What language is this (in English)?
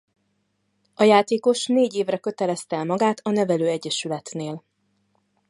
Hungarian